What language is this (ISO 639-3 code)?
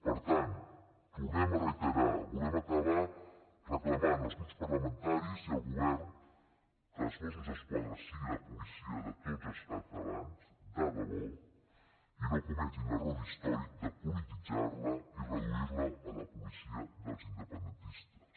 cat